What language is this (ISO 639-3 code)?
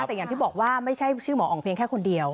tha